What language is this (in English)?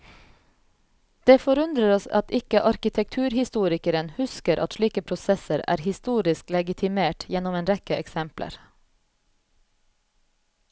Norwegian